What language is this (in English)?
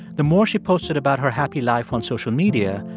English